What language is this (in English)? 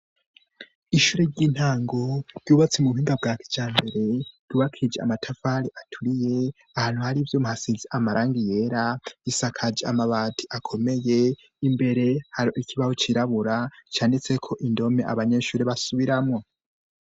Rundi